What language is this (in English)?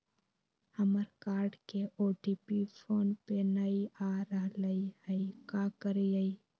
Magahi